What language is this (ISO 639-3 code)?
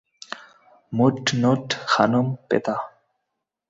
ben